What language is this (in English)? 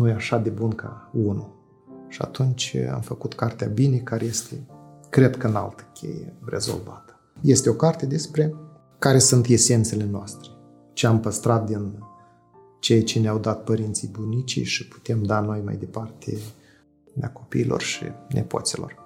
Romanian